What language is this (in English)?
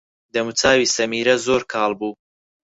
Central Kurdish